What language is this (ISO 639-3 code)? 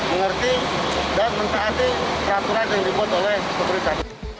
ind